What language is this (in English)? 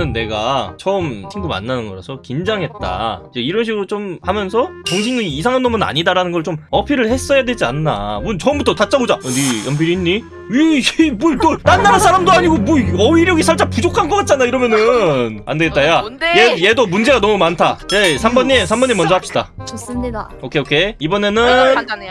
Korean